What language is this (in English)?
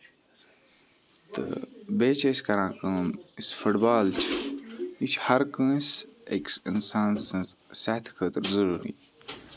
Kashmiri